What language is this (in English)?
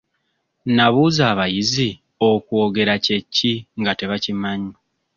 Ganda